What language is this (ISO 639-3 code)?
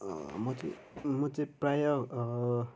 nep